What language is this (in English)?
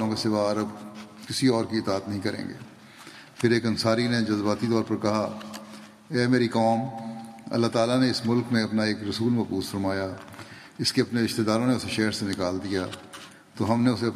Urdu